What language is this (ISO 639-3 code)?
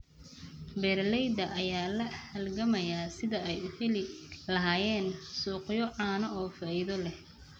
som